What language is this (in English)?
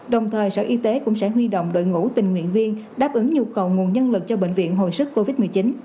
Vietnamese